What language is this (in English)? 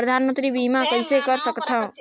Chhattisgarhi